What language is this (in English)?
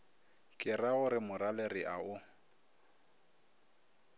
Northern Sotho